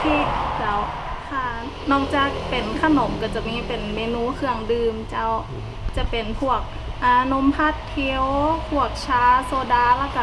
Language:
Thai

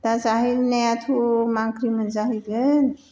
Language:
Bodo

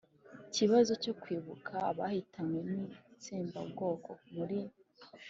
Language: Kinyarwanda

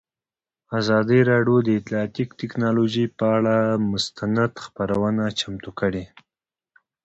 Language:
Pashto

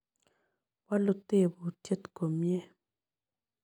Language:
Kalenjin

